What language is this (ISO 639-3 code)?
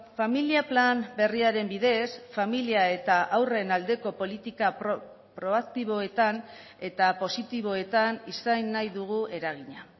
eus